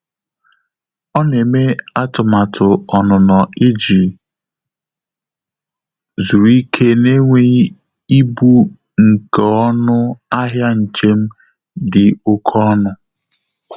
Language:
Igbo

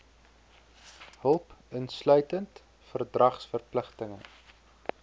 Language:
Afrikaans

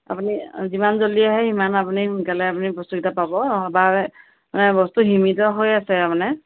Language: Assamese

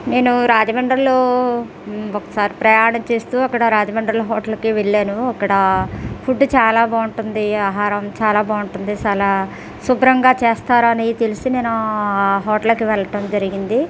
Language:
Telugu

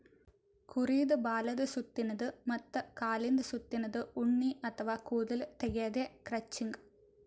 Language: Kannada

